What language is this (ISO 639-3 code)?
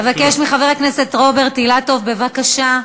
heb